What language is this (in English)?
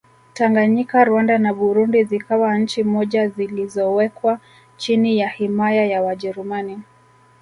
Swahili